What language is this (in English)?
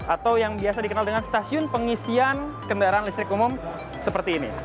Indonesian